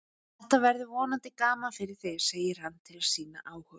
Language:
Icelandic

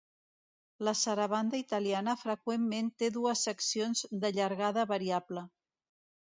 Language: Catalan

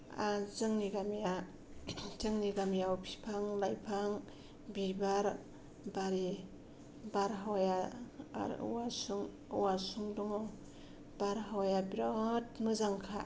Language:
Bodo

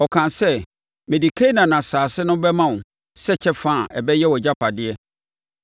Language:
Akan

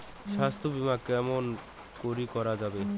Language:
Bangla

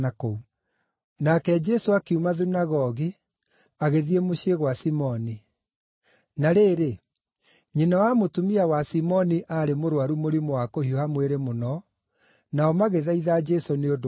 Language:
Kikuyu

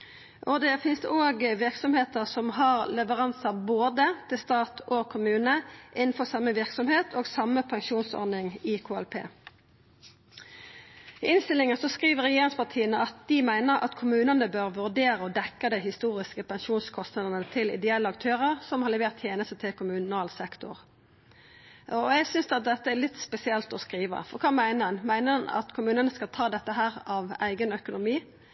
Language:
Norwegian Nynorsk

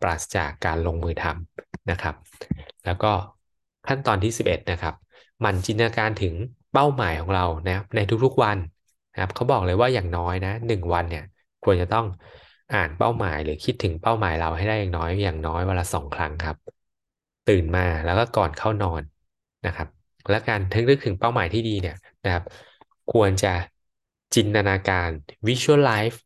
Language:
Thai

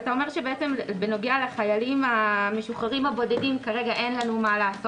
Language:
Hebrew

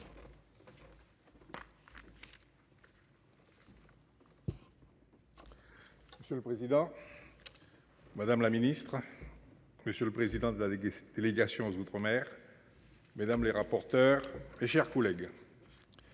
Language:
French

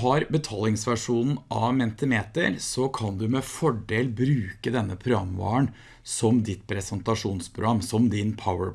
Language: Norwegian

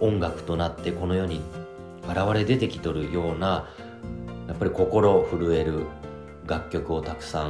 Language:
Japanese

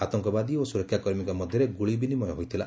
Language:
Odia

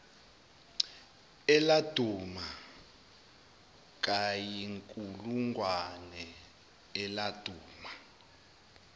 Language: Zulu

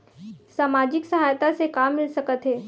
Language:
Chhattisgarhi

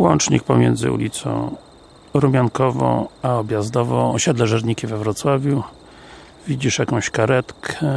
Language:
Polish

